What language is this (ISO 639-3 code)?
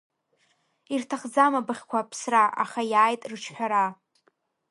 abk